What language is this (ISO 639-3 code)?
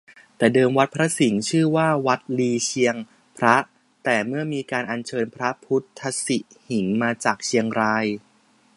tha